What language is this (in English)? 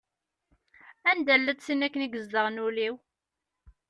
Kabyle